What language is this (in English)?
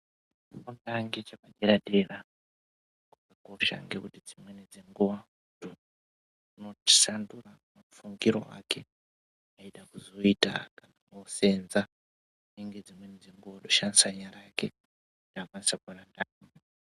Ndau